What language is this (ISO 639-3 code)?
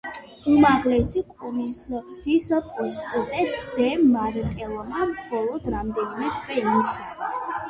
kat